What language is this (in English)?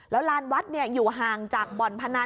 Thai